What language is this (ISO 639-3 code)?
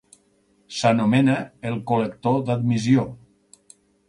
cat